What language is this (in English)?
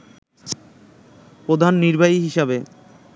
Bangla